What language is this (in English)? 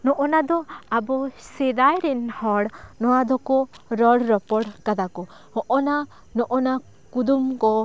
Santali